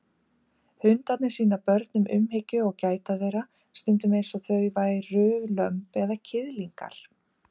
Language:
Icelandic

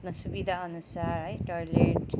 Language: Nepali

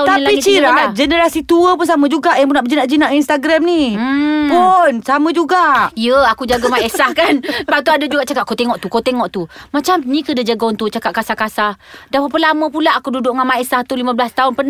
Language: Malay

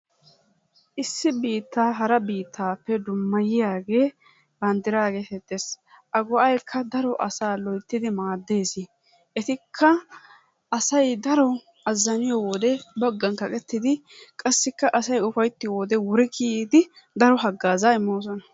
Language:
Wolaytta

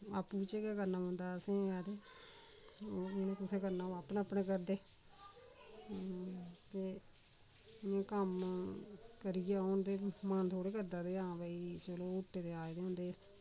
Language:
Dogri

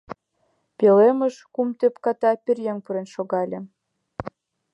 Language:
Mari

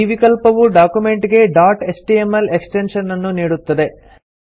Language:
Kannada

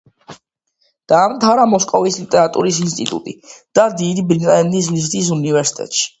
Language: Georgian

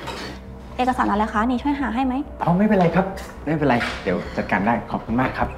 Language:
Thai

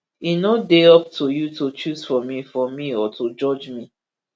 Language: Nigerian Pidgin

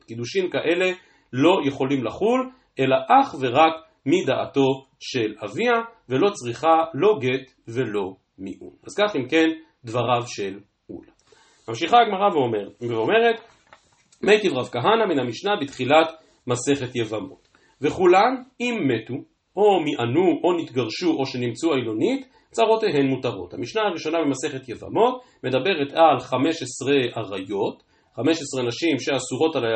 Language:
Hebrew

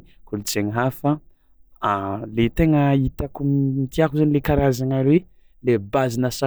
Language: Tsimihety Malagasy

